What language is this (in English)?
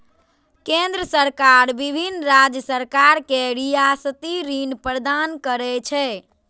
Maithili